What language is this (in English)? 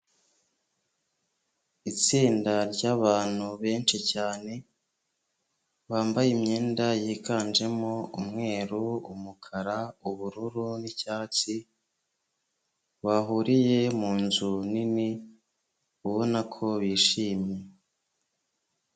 Kinyarwanda